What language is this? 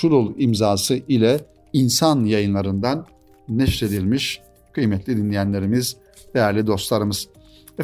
Turkish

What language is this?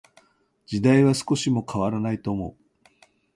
Japanese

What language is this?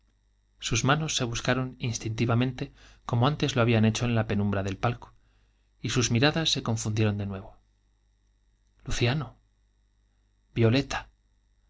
Spanish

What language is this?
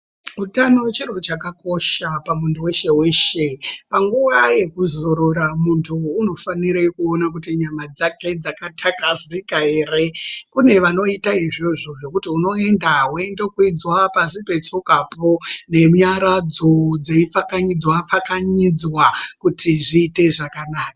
Ndau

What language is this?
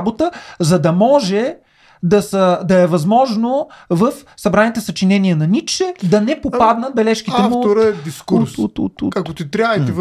Bulgarian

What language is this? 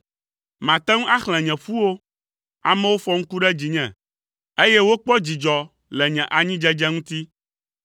Ewe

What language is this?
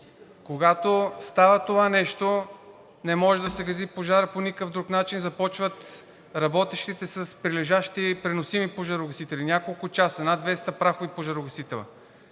Bulgarian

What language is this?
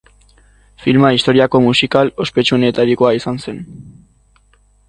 Basque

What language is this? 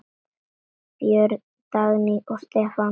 Icelandic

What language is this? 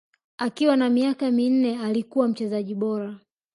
Swahili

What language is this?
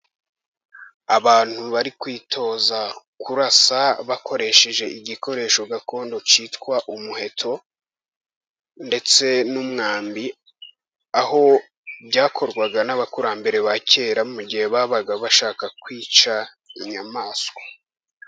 Kinyarwanda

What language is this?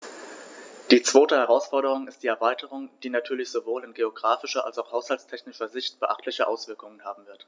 German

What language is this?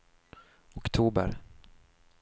Swedish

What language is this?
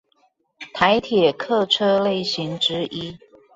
Chinese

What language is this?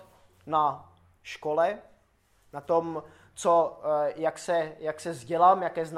Czech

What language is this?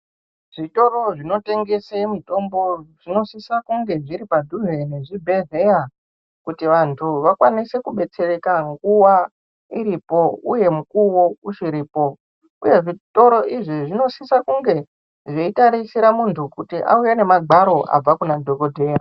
Ndau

